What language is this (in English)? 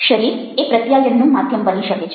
Gujarati